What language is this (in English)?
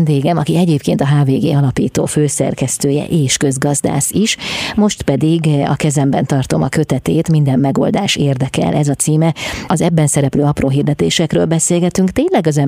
Hungarian